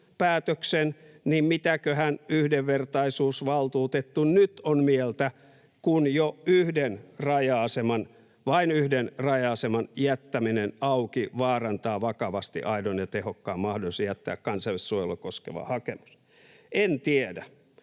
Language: Finnish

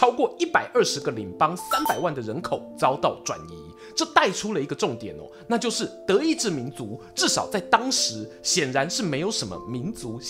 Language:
Chinese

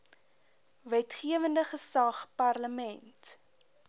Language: Afrikaans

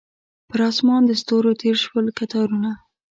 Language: Pashto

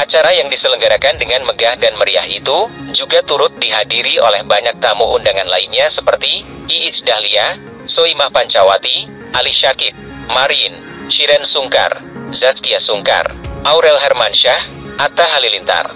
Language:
Indonesian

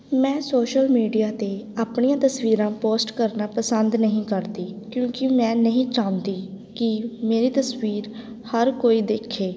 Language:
Punjabi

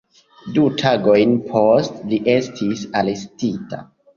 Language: Esperanto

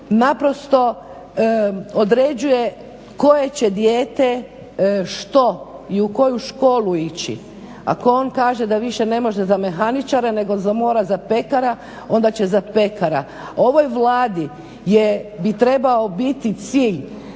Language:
Croatian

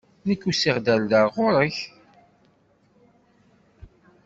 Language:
Kabyle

